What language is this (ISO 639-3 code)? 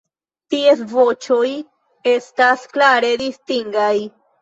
epo